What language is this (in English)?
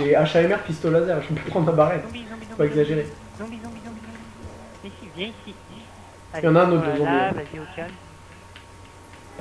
French